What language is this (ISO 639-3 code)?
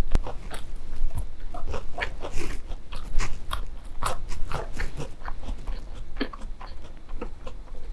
kor